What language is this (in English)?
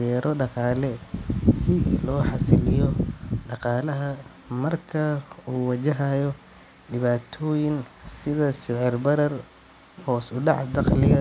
Somali